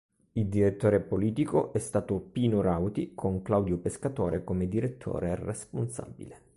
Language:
Italian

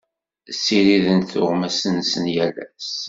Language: Kabyle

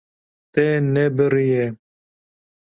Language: Kurdish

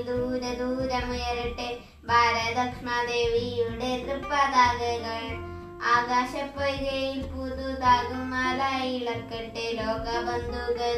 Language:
Malayalam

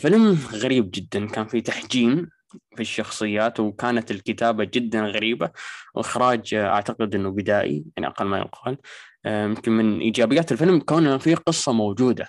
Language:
Arabic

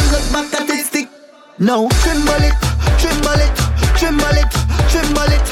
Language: English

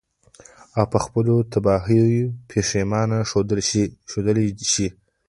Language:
Pashto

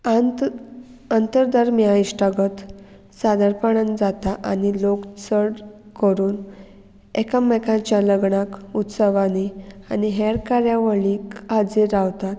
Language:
Konkani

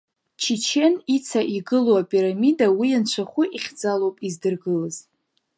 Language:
Abkhazian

